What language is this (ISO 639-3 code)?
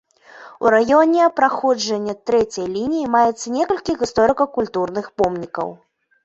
bel